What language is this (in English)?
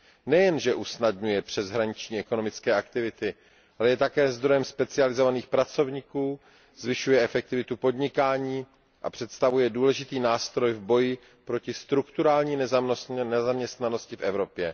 Czech